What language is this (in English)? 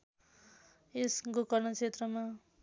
Nepali